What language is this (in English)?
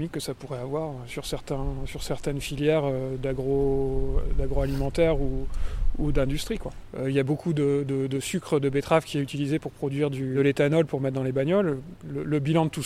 French